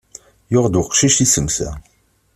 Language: Kabyle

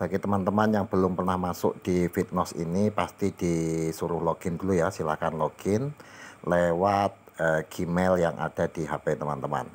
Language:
Indonesian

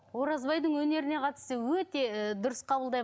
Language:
Kazakh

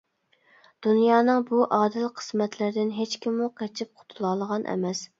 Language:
Uyghur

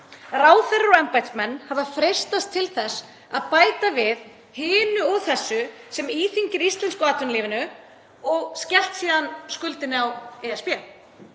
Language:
Icelandic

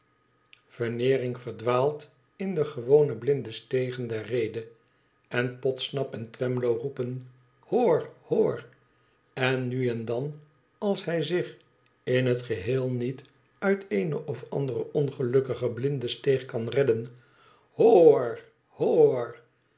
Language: Dutch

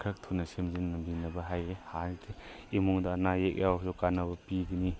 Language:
Manipuri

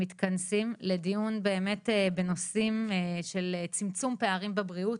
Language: Hebrew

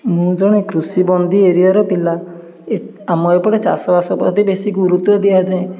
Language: Odia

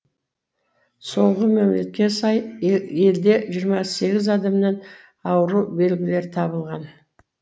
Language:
Kazakh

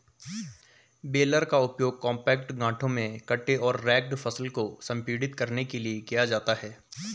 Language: Hindi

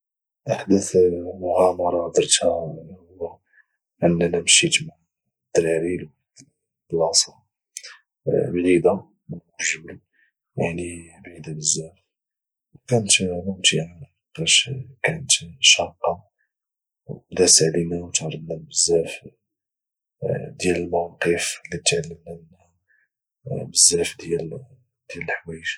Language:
Moroccan Arabic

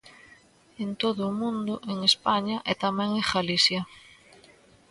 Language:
Galician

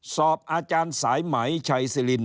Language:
Thai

